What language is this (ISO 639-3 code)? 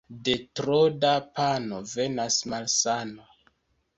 epo